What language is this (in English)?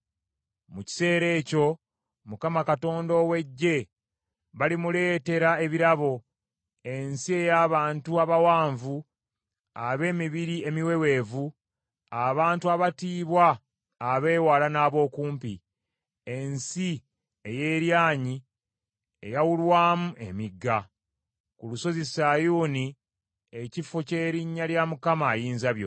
Ganda